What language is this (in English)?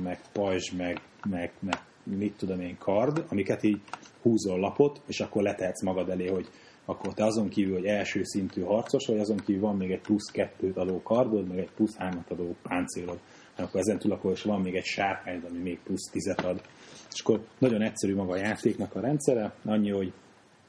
Hungarian